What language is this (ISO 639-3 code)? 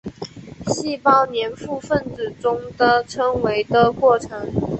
zho